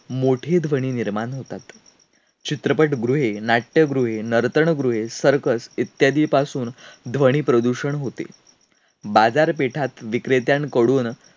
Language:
Marathi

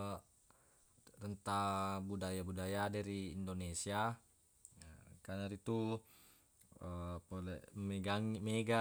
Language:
Buginese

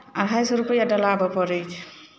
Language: Maithili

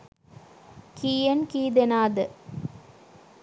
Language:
Sinhala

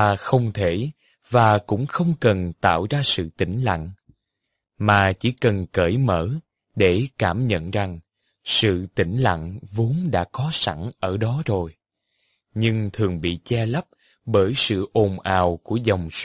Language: Vietnamese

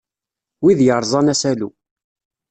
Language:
Kabyle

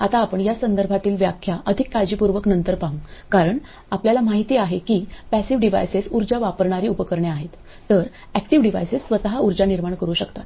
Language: Marathi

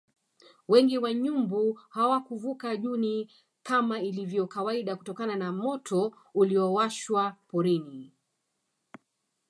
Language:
Swahili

